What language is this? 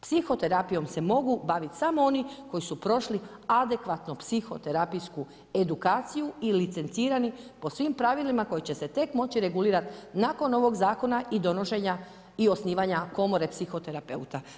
Croatian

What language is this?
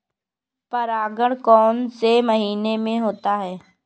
Hindi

